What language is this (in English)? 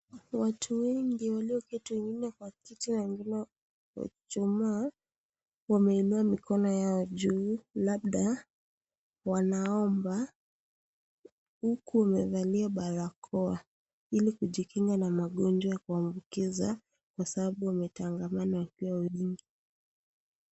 Swahili